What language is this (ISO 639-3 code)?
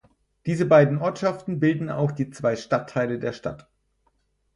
deu